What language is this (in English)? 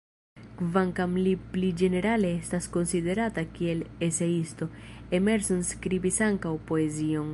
Esperanto